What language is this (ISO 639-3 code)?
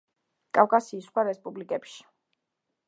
kat